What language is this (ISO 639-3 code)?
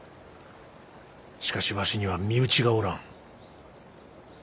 jpn